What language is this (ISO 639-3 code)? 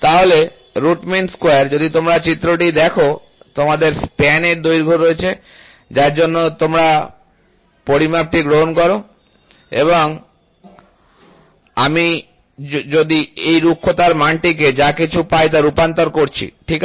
ben